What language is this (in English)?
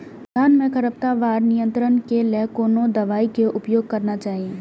Maithili